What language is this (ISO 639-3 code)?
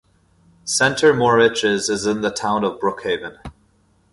eng